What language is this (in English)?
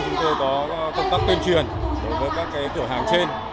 Vietnamese